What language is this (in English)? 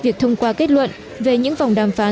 Vietnamese